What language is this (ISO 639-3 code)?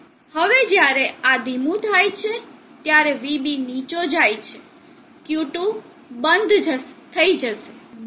guj